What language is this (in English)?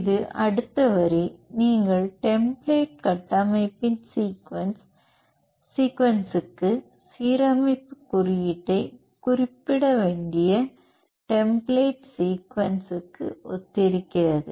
Tamil